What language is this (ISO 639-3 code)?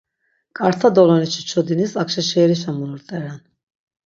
lzz